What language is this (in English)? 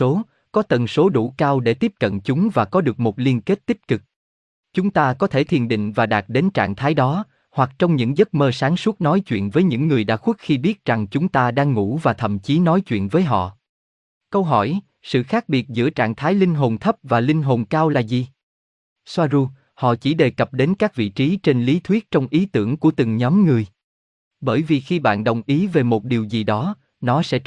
Vietnamese